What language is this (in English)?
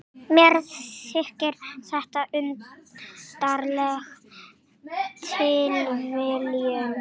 Icelandic